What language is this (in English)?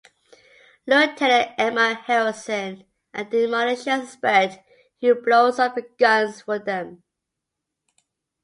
English